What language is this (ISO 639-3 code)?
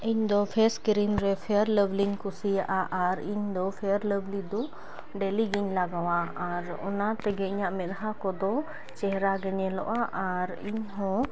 sat